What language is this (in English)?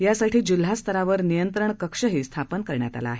Marathi